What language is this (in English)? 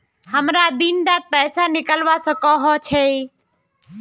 Magahi